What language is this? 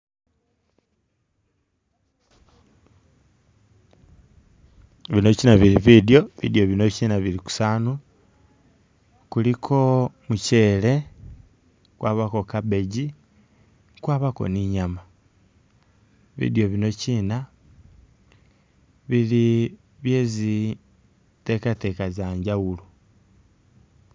Masaaba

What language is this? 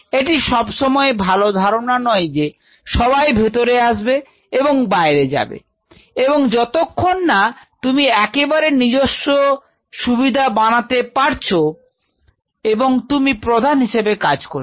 Bangla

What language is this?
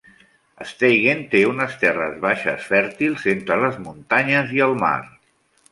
Catalan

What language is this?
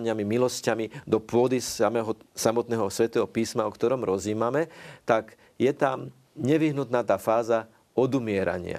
Slovak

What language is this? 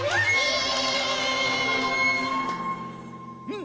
Japanese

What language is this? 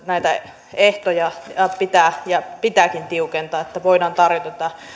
Finnish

